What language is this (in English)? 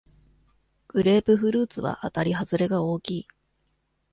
Japanese